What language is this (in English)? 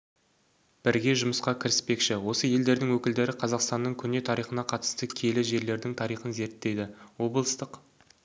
Kazakh